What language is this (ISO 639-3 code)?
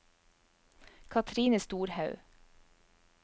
nor